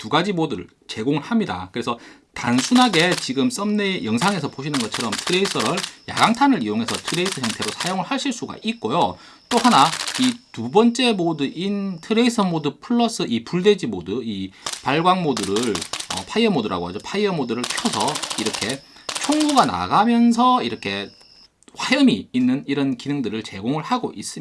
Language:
Korean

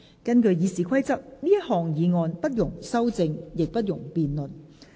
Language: Cantonese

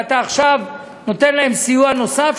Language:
Hebrew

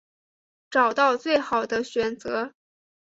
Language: Chinese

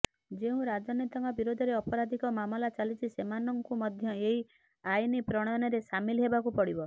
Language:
Odia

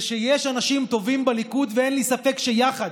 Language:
Hebrew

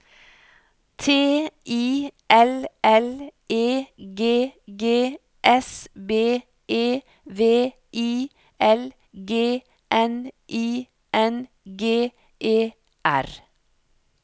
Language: Norwegian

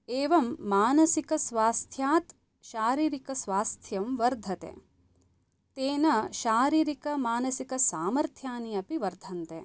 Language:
Sanskrit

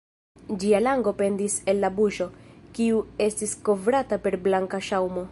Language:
Esperanto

